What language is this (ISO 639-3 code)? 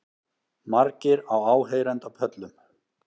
isl